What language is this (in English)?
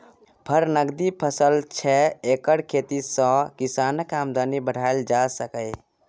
Maithili